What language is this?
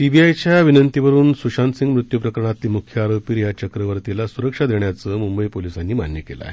Marathi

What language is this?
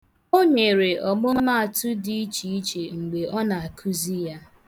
Igbo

